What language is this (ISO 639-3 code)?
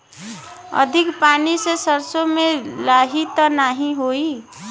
bho